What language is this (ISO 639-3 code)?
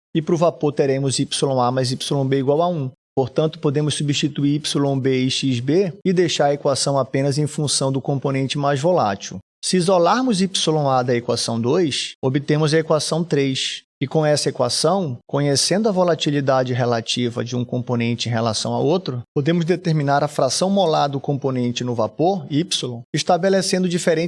por